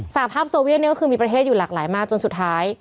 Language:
Thai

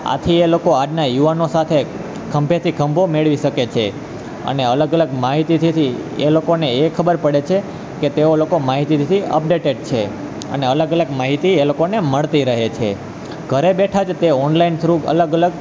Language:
Gujarati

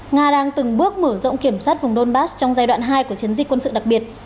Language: Vietnamese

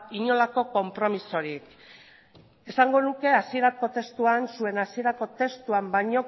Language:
Basque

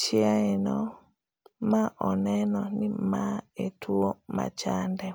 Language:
Luo (Kenya and Tanzania)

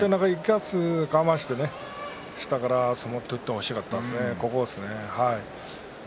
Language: Japanese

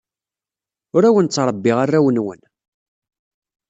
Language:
Kabyle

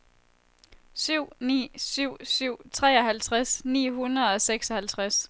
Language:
Danish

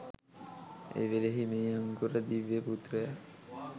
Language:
Sinhala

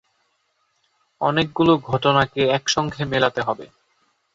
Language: Bangla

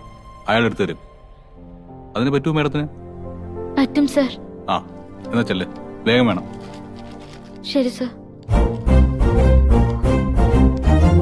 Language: Malayalam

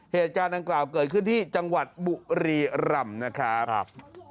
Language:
Thai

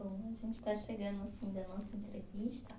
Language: Portuguese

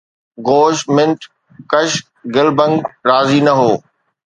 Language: Sindhi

